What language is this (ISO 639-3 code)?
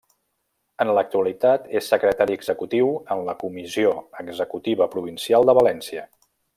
cat